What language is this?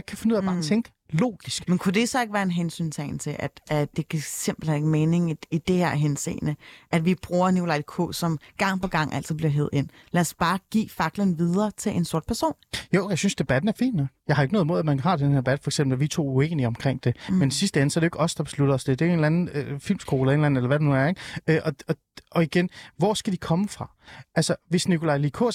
Danish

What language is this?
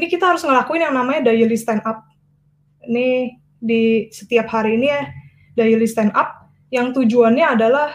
Indonesian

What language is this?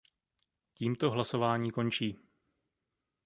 Czech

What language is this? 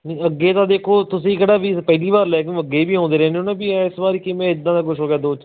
Punjabi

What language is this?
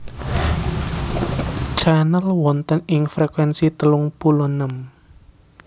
Javanese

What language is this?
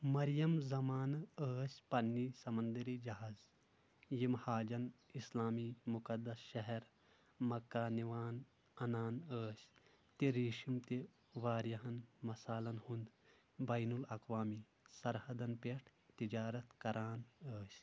Kashmiri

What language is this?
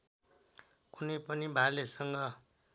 Nepali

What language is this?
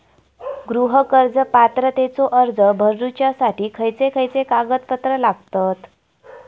Marathi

